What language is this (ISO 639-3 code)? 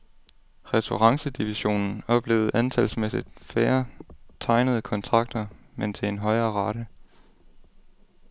dan